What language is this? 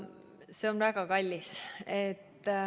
Estonian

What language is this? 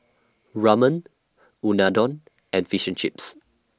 English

